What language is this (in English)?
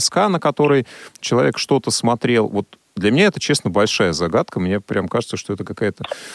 Russian